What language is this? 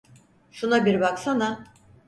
Turkish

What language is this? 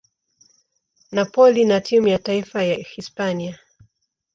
Swahili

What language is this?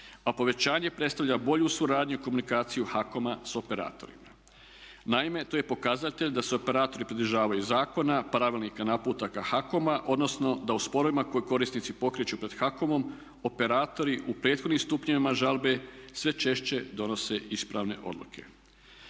Croatian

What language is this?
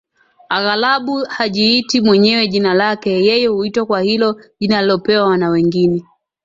Swahili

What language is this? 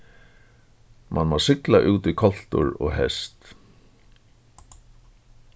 Faroese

